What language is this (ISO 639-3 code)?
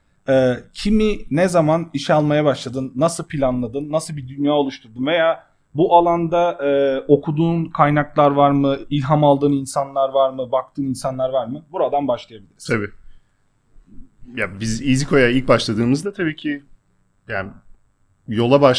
tur